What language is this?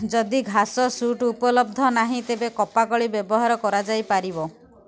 Odia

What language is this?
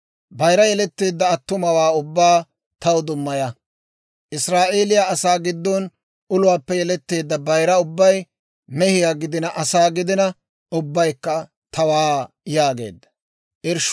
Dawro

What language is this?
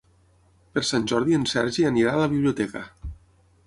Catalan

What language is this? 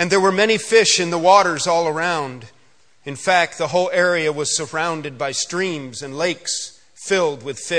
English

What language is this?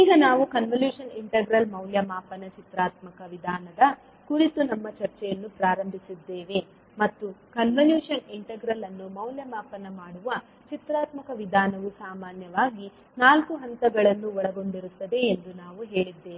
Kannada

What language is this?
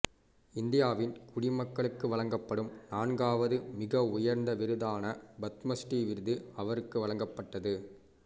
Tamil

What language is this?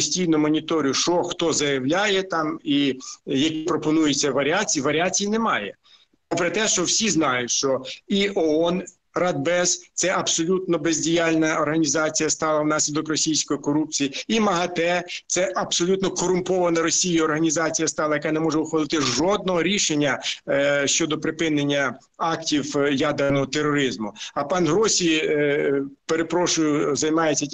Ukrainian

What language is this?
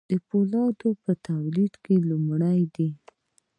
Pashto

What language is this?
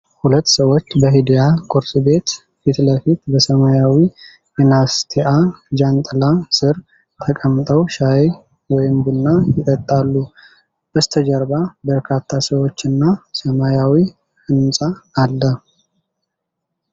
Amharic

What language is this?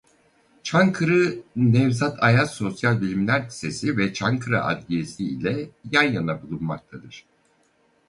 Turkish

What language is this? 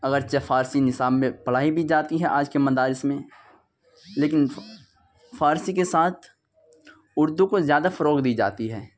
Urdu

